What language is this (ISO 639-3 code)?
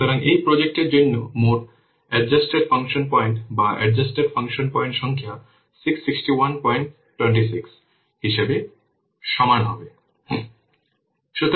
ben